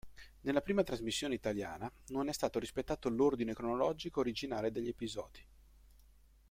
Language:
Italian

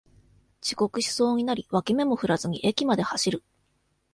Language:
Japanese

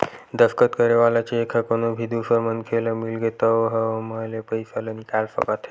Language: Chhattisgarhi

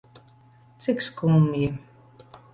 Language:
Latvian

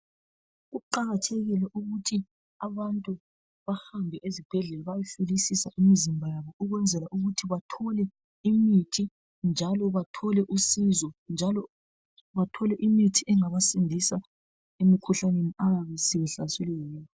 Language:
North Ndebele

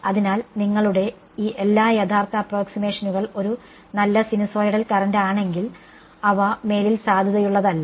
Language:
Malayalam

